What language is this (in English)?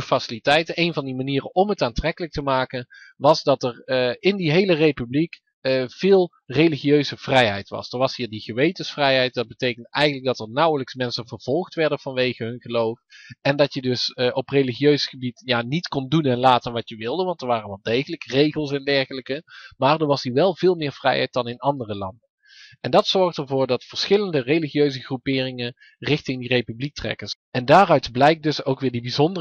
Dutch